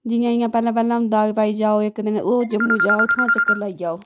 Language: Dogri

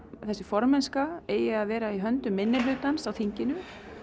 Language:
Icelandic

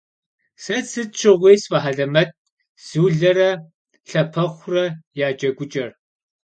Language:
Kabardian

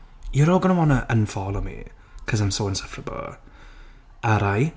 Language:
English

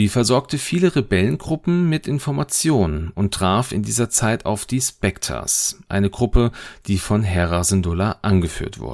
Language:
German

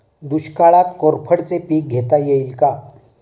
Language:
Marathi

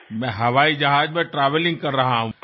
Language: Gujarati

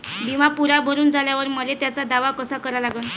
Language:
Marathi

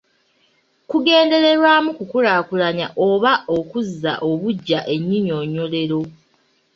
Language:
Ganda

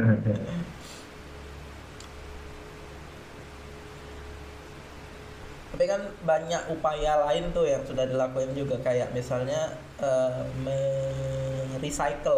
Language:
Indonesian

